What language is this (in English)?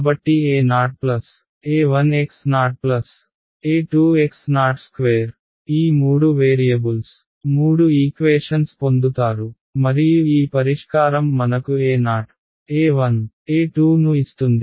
Telugu